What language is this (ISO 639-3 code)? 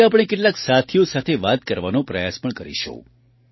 guj